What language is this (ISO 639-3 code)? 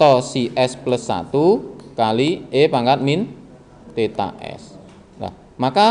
ind